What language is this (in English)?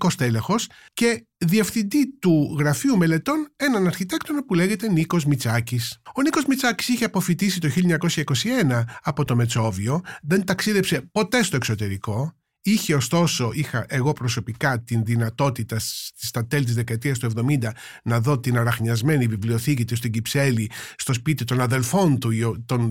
Greek